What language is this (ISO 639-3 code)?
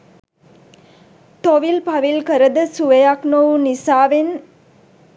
sin